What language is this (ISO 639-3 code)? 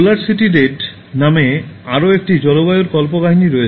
ben